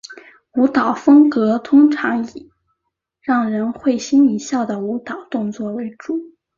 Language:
Chinese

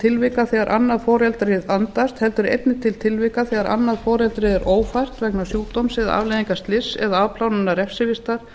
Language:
Icelandic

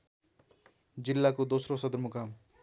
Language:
Nepali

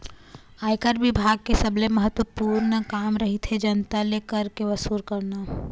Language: Chhattisgarhi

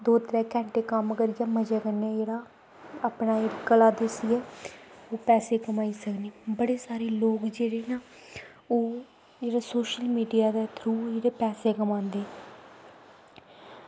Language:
Dogri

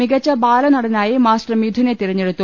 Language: Malayalam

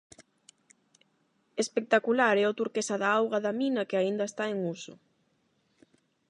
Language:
Galician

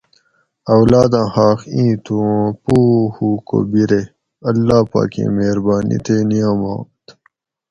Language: Gawri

